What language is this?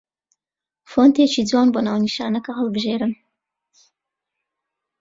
Central Kurdish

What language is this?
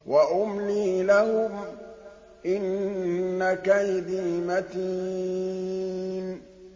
Arabic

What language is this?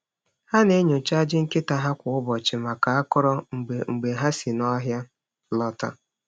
Igbo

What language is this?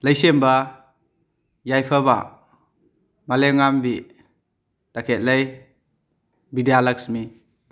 Manipuri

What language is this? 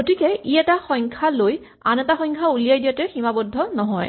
Assamese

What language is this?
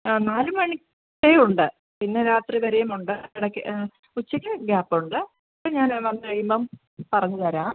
Malayalam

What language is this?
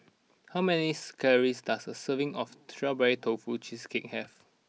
English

